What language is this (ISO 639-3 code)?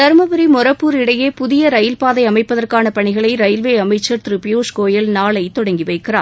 tam